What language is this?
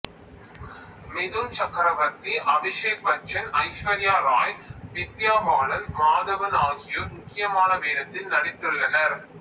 Tamil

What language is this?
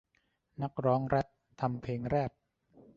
Thai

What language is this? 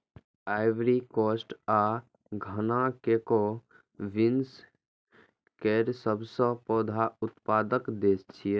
Maithili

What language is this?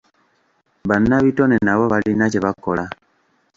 Ganda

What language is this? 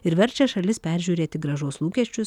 Lithuanian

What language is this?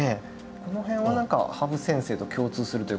Japanese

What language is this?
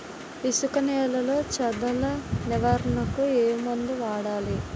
Telugu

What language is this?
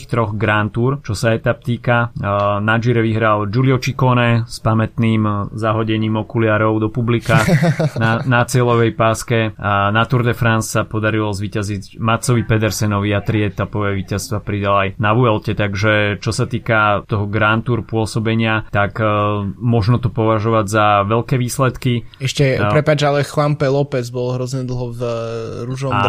Slovak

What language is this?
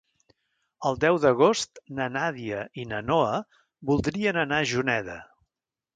Catalan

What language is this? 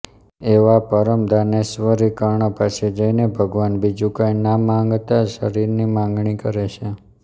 Gujarati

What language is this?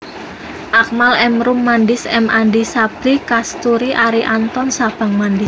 Javanese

